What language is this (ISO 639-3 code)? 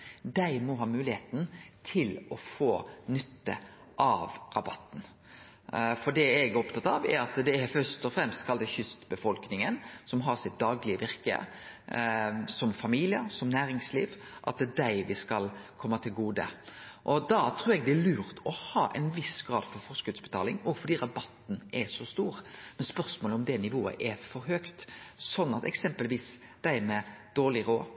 nno